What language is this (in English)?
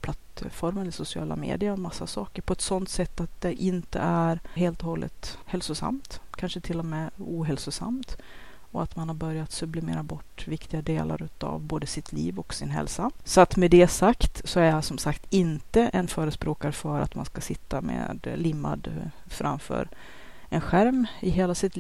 Swedish